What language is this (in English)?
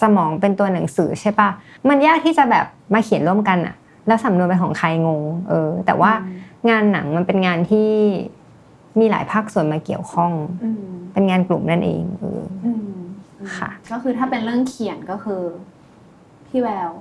Thai